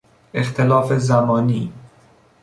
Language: Persian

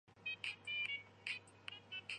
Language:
Chinese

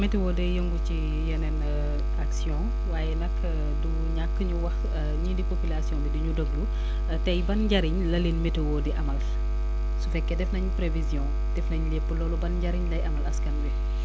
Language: Wolof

